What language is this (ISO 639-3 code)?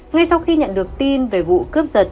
vie